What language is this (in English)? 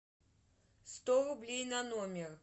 Russian